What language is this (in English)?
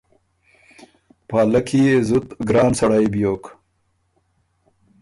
Ormuri